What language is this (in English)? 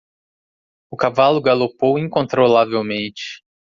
Portuguese